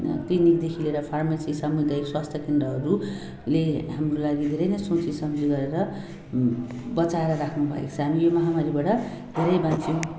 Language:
Nepali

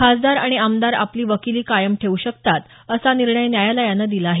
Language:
Marathi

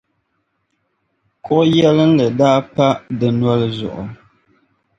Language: Dagbani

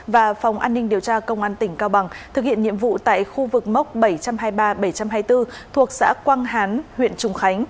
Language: Vietnamese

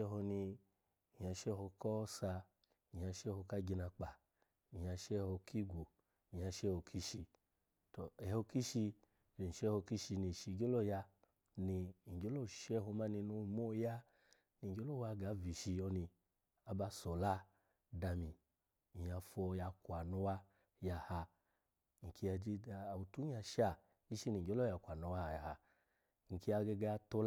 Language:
Alago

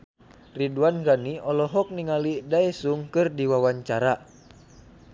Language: Sundanese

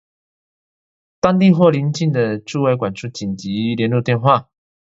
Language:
Chinese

